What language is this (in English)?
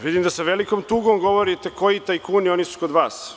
Serbian